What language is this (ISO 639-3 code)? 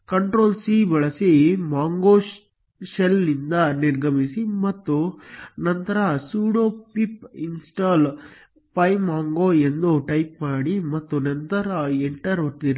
kan